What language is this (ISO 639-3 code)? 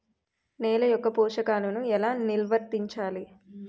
tel